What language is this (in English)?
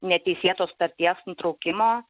Lithuanian